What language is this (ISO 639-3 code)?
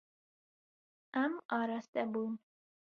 kur